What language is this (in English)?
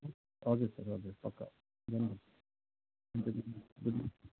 Nepali